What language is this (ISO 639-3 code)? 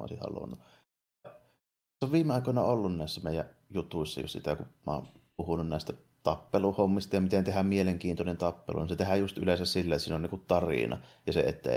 fin